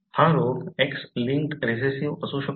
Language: Marathi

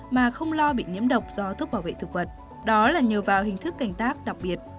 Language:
Vietnamese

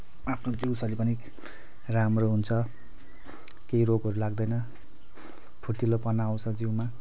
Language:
Nepali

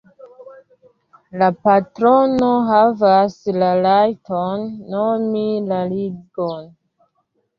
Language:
Esperanto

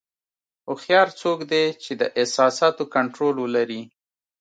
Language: Pashto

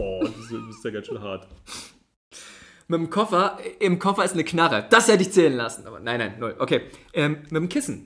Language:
German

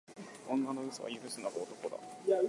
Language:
Japanese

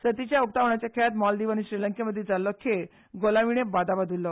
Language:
Konkani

